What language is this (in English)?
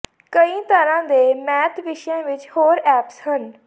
Punjabi